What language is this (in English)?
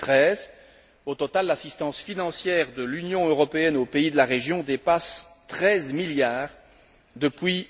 French